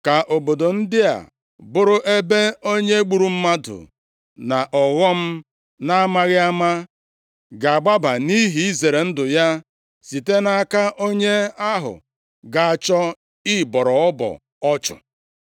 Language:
Igbo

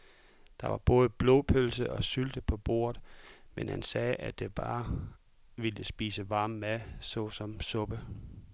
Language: Danish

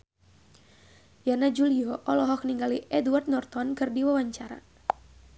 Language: Sundanese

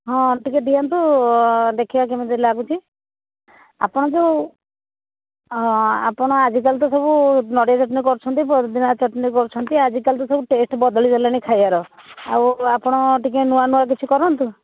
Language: Odia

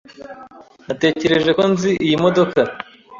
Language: Kinyarwanda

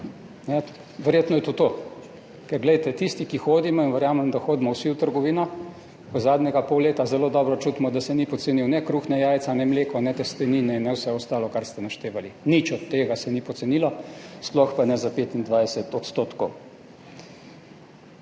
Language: Slovenian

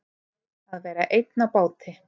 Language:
Icelandic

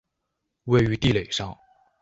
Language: Chinese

